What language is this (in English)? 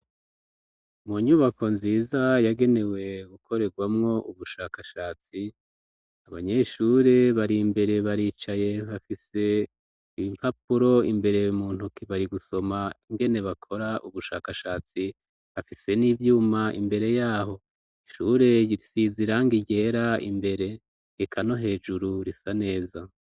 Rundi